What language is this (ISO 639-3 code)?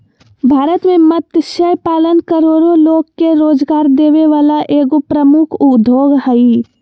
mag